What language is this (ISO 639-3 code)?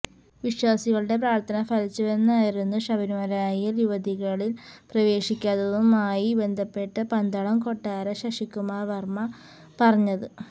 mal